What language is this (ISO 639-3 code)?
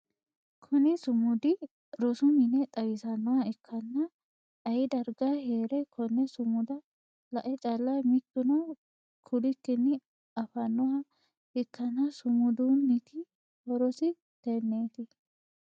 sid